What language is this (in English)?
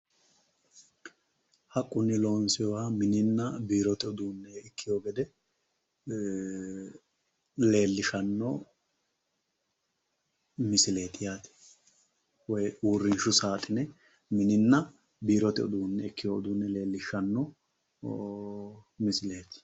Sidamo